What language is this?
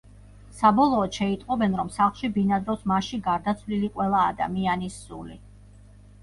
Georgian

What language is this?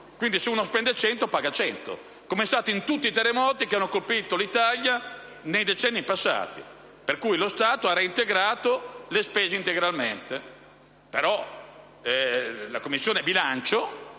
Italian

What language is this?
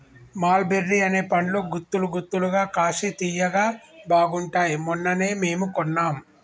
Telugu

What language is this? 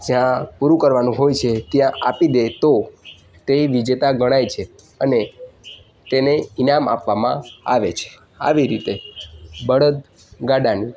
Gujarati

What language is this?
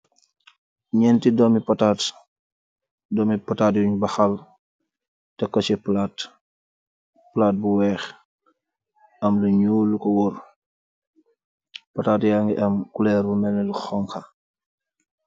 Wolof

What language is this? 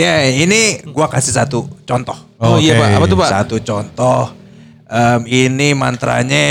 Indonesian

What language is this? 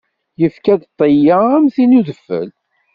Kabyle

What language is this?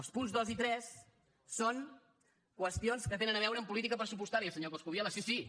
Catalan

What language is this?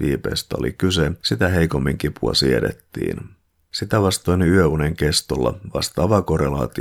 Finnish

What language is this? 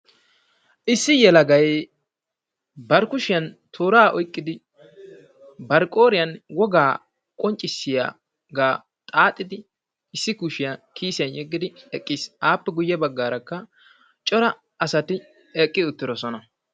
Wolaytta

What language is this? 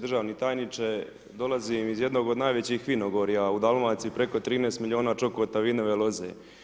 Croatian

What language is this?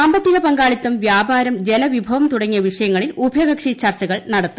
Malayalam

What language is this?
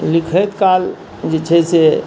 Maithili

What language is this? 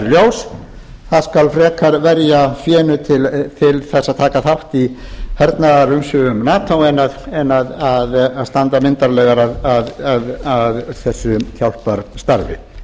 Icelandic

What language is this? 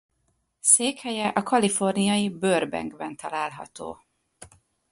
Hungarian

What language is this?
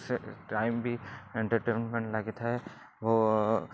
Odia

